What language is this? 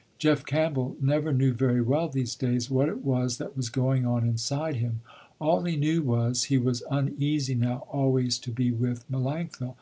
English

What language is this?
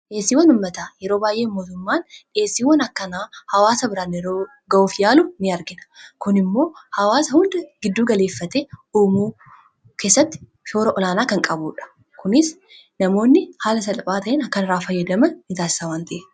Oromo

